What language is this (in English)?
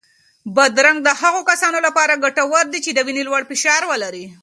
Pashto